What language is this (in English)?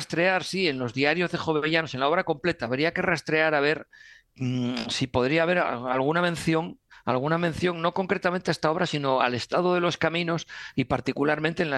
Spanish